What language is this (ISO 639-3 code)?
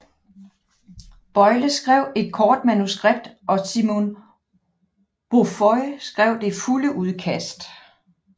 dan